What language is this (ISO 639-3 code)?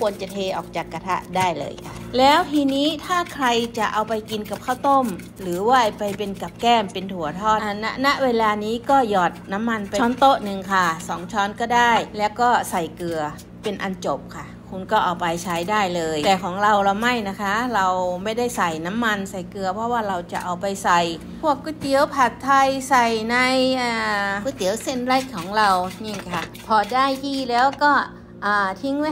tha